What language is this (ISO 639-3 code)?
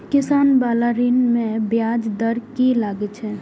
mai